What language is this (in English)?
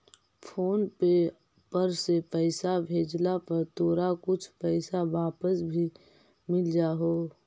Magahi